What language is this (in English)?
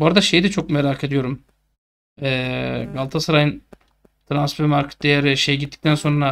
Turkish